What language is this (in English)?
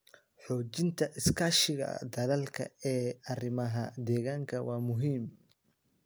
Somali